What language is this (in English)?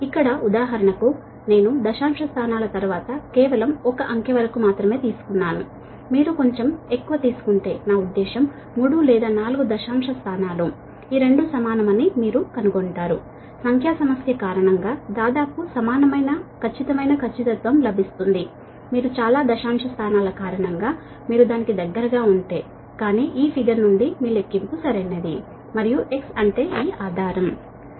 Telugu